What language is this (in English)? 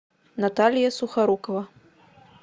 Russian